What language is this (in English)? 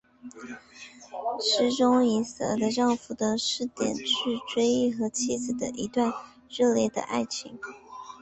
Chinese